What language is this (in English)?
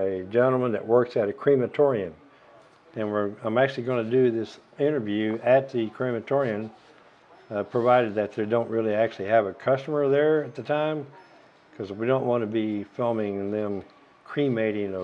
English